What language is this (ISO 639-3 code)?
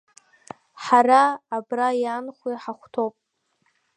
abk